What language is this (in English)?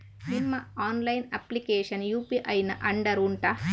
Kannada